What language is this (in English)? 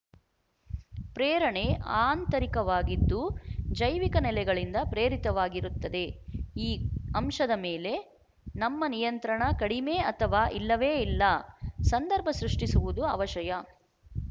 Kannada